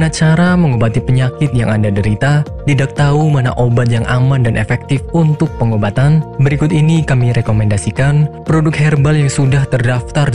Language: Indonesian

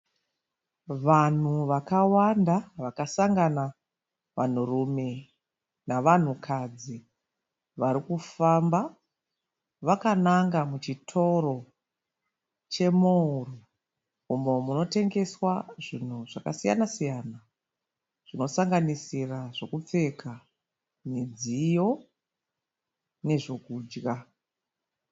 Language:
Shona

